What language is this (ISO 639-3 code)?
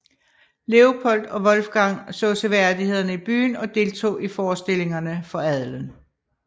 dan